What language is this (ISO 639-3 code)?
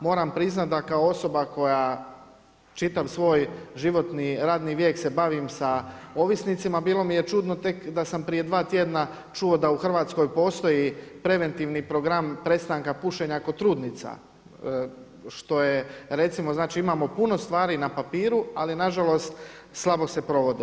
hrv